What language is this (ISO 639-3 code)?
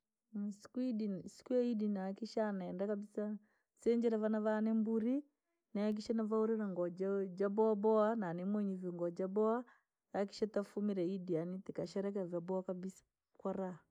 lag